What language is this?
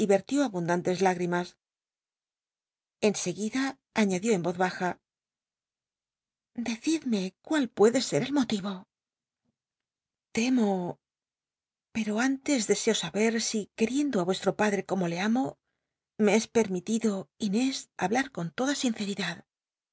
Spanish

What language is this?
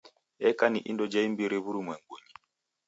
Taita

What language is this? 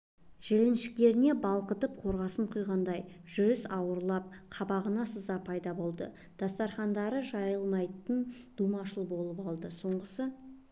Kazakh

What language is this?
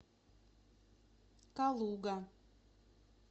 Russian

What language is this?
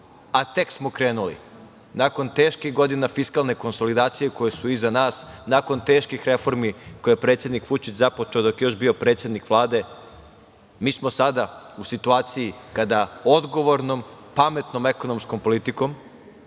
Serbian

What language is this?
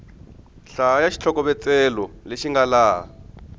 Tsonga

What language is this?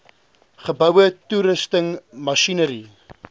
Afrikaans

